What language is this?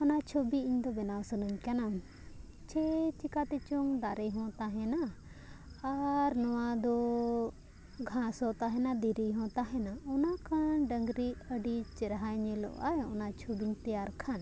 Santali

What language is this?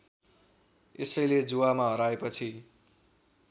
Nepali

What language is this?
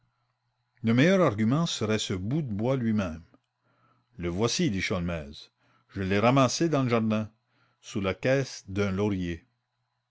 French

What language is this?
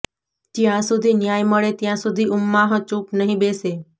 Gujarati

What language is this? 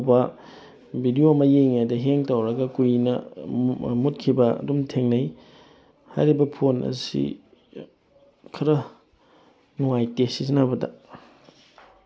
Manipuri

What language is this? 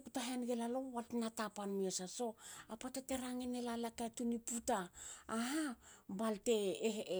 Hakö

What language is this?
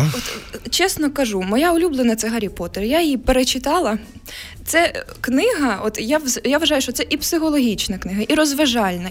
Ukrainian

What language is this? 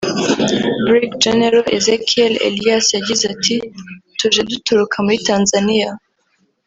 Kinyarwanda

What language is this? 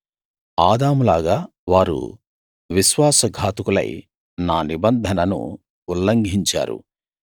Telugu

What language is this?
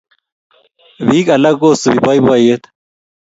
Kalenjin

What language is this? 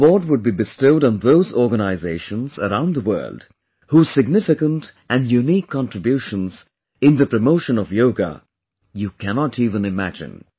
English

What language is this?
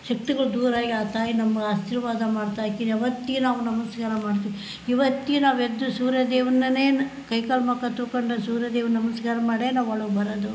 Kannada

